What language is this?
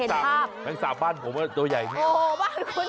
Thai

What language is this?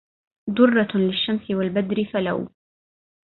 Arabic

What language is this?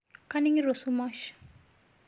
Masai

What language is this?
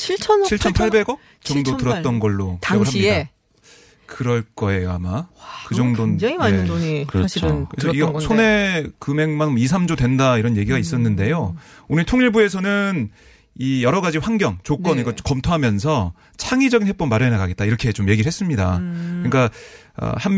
Korean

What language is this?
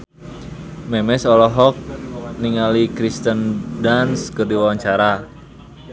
Sundanese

